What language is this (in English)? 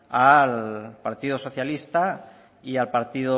Spanish